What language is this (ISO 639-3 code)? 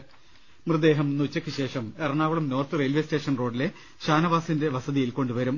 mal